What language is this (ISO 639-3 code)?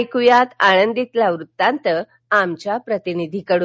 mar